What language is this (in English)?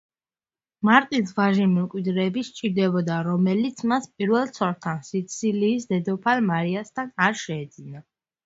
Georgian